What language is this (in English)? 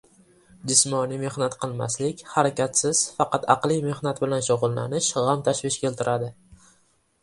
Uzbek